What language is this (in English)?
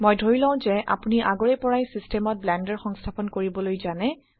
Assamese